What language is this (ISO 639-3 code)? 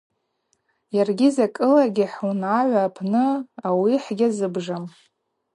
abq